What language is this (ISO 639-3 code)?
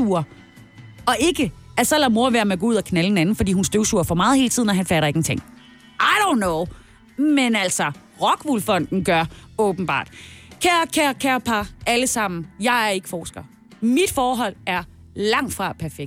dan